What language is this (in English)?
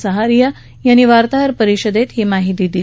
Marathi